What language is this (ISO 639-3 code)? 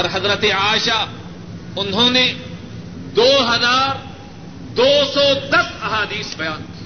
urd